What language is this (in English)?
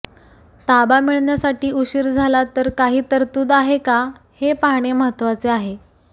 Marathi